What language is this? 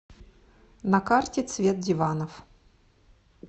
Russian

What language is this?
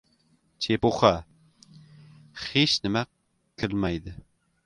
Uzbek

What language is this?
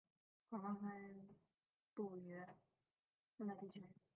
Chinese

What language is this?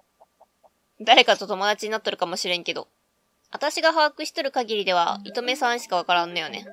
Japanese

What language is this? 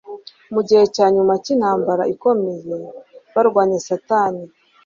Kinyarwanda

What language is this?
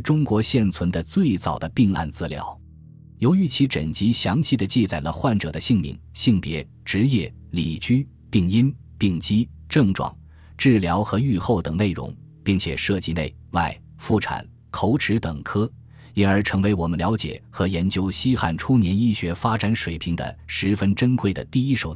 Chinese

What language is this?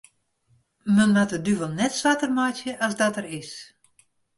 Western Frisian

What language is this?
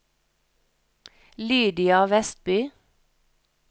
Norwegian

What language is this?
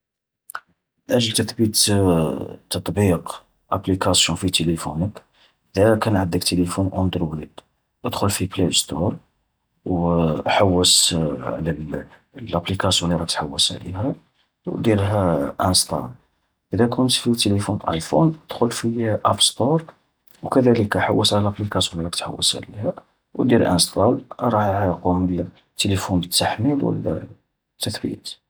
Algerian Arabic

